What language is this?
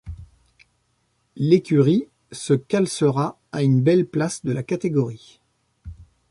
French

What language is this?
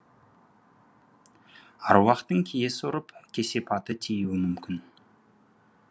Kazakh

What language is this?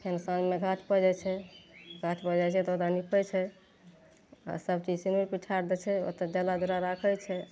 Maithili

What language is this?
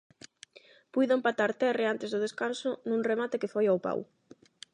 Galician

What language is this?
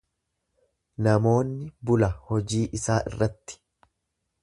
Oromo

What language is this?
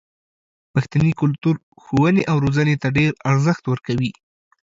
Pashto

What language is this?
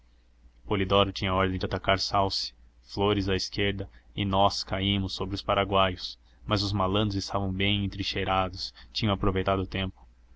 Portuguese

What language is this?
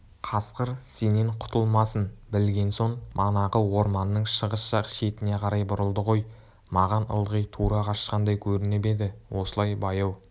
Kazakh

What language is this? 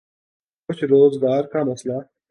Urdu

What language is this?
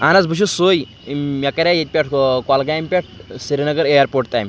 Kashmiri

